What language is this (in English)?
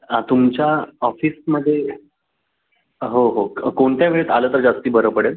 Marathi